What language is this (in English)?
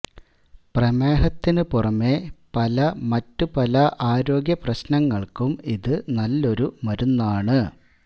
Malayalam